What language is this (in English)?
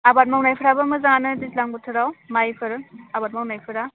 Bodo